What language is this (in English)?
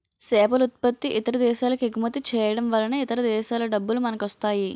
Telugu